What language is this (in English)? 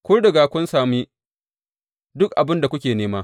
Hausa